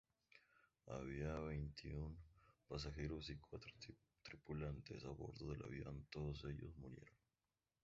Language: Spanish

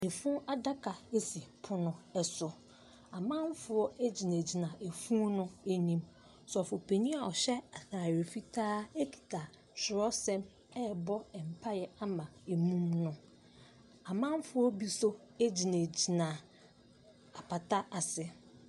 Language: Akan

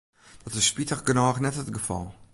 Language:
Western Frisian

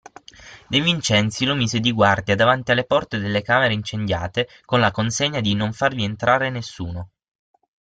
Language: Italian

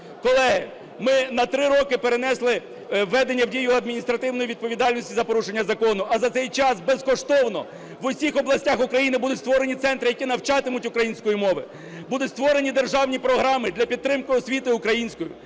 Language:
Ukrainian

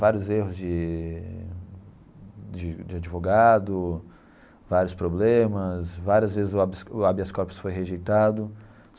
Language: Portuguese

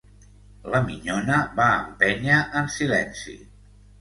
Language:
Catalan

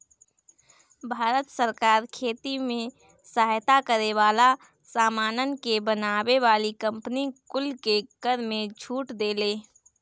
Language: Bhojpuri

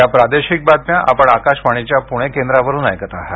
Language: Marathi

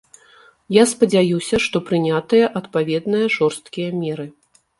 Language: Belarusian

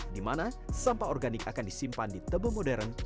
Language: Indonesian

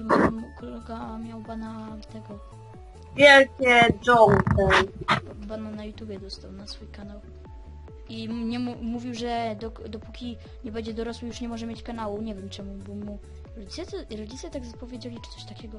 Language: Polish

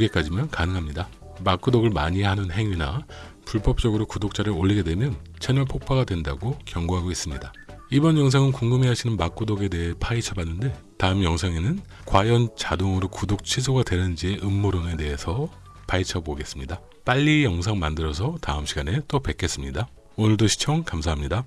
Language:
Korean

